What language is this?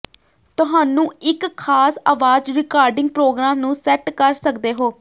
Punjabi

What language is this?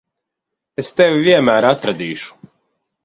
Latvian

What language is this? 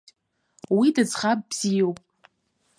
Abkhazian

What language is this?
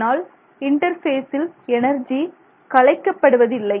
Tamil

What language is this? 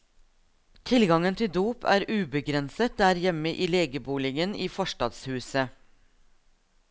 Norwegian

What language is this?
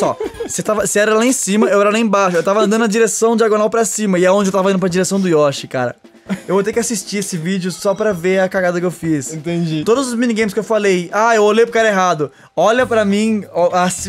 Portuguese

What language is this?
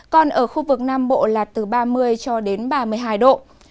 Vietnamese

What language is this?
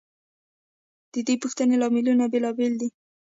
Pashto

